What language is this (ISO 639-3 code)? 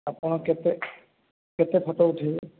ori